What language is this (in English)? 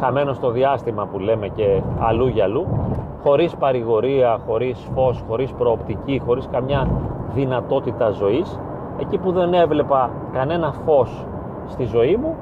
Greek